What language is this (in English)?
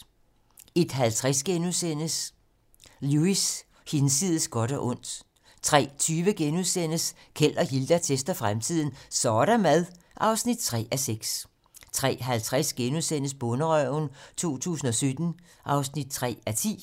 Danish